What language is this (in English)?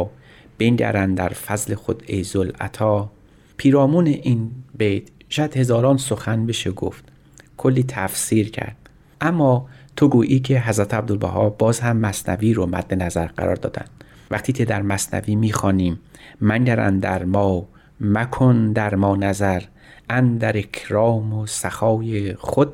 Persian